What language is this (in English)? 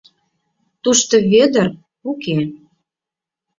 Mari